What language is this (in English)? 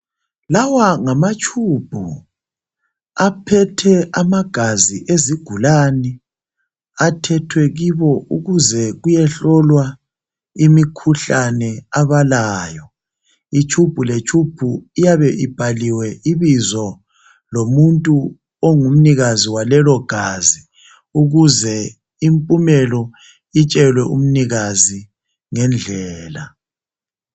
North Ndebele